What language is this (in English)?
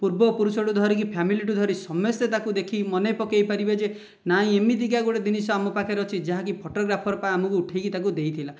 Odia